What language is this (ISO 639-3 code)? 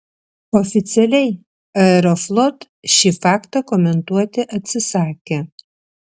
lit